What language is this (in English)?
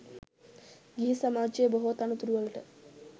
Sinhala